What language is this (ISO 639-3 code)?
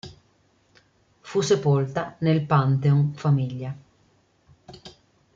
ita